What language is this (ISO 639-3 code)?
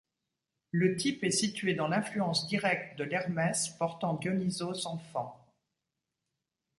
fra